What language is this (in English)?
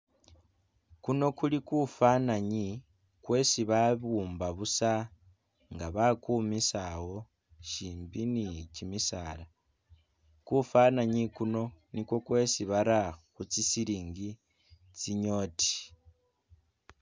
Masaaba